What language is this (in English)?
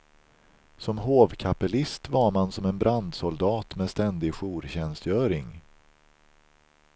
Swedish